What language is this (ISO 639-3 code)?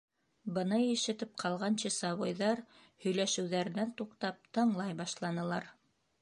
bak